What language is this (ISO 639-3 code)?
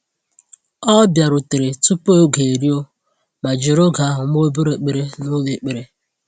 ibo